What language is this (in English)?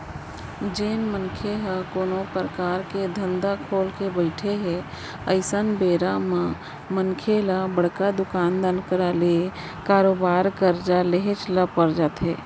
Chhattisgarhi